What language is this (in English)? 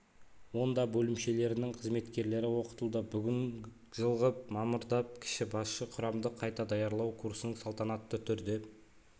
Kazakh